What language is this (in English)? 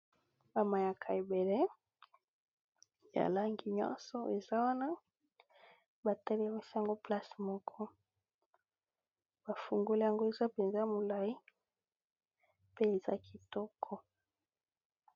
Lingala